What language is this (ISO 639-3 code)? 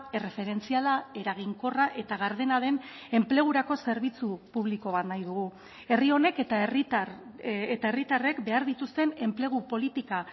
eus